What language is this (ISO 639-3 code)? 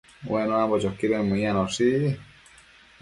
mcf